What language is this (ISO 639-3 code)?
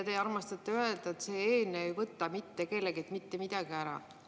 est